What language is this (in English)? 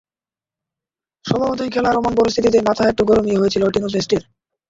Bangla